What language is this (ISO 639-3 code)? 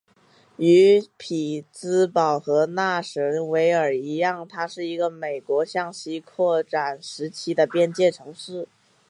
zho